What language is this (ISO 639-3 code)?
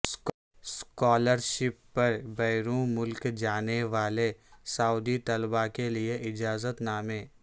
urd